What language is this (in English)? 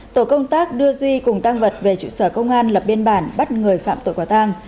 Vietnamese